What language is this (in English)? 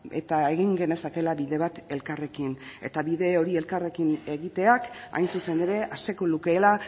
Basque